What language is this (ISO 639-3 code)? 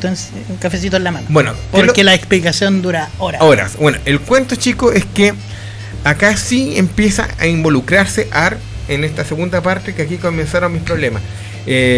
spa